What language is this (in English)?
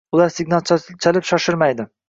Uzbek